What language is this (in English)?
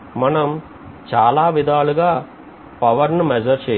Telugu